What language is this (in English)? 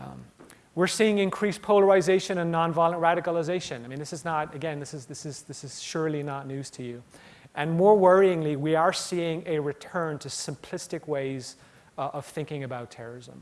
English